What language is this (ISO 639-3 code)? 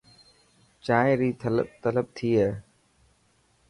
mki